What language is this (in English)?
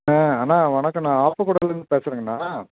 Tamil